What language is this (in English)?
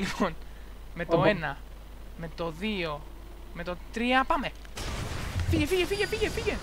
Greek